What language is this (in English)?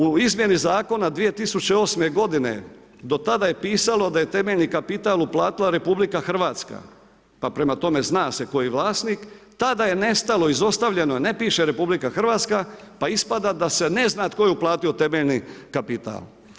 Croatian